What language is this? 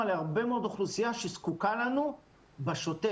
Hebrew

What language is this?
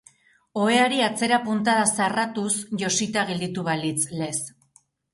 Basque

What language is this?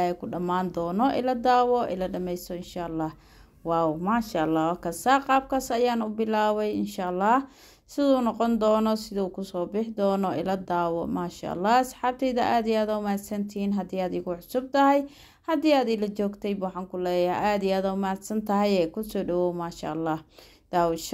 Arabic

